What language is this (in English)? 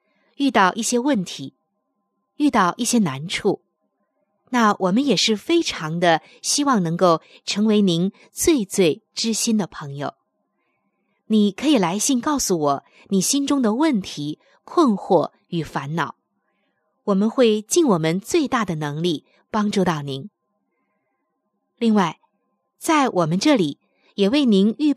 Chinese